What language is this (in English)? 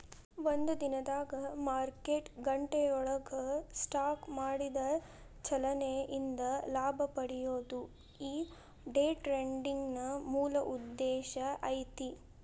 Kannada